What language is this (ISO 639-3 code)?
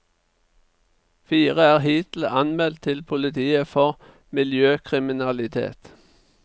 nor